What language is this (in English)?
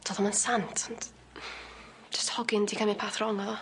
Welsh